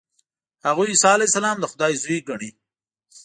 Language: Pashto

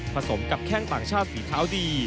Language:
Thai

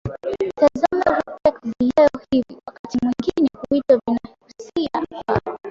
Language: Swahili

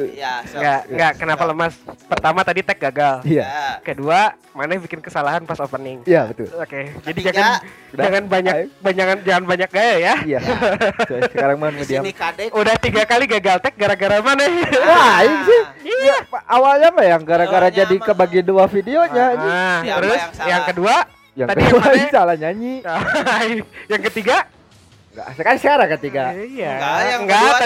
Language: Indonesian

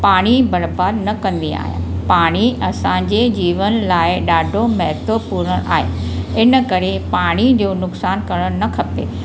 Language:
Sindhi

